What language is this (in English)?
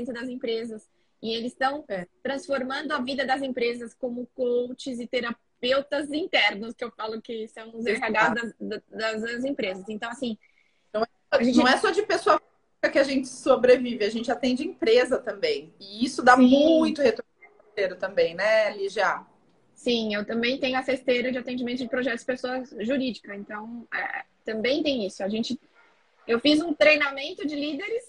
Portuguese